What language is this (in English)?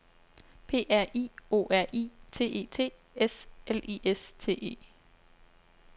Danish